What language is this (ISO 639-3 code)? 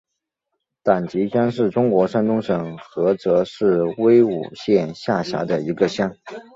zho